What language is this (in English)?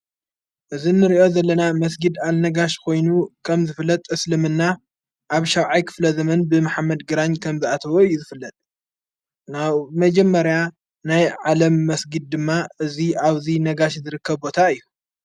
Tigrinya